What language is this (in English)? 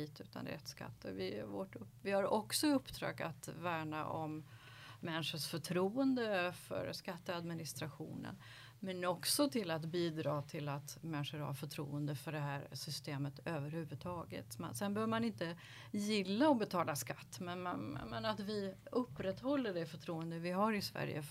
Swedish